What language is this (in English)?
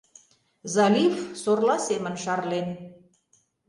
Mari